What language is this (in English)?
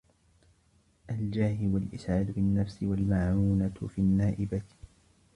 Arabic